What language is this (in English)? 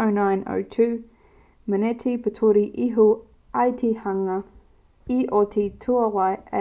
Māori